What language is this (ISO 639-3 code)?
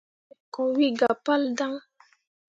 mua